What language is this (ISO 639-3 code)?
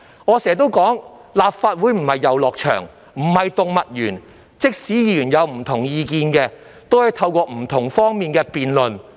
yue